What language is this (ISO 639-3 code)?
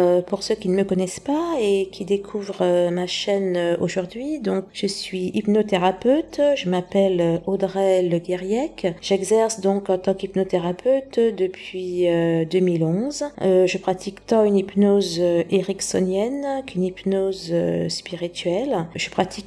fra